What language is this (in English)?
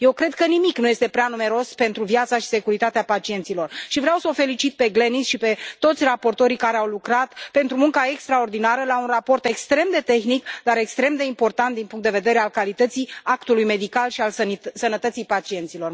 Romanian